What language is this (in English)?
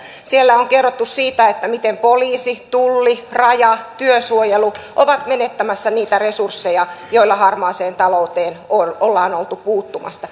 Finnish